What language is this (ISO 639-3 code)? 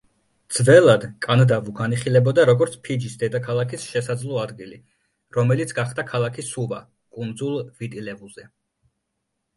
kat